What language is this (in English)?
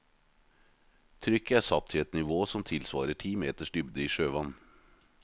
Norwegian